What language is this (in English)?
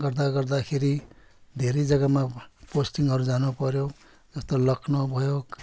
Nepali